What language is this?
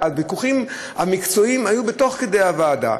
Hebrew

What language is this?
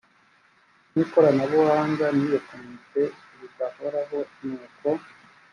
Kinyarwanda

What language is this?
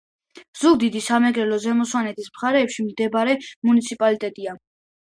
Georgian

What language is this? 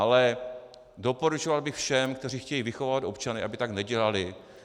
Czech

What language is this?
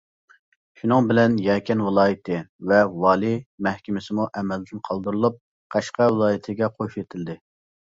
Uyghur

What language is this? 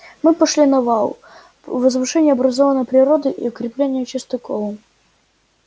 Russian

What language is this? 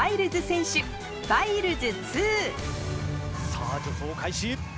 Japanese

